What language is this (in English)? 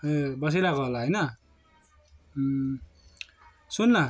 Nepali